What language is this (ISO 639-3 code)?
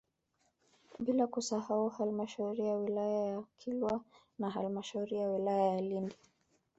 swa